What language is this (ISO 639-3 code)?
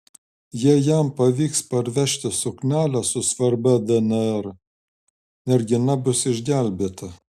lit